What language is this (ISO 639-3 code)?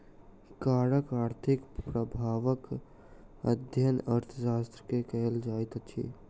mai